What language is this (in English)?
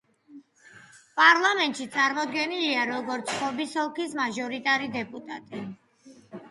Georgian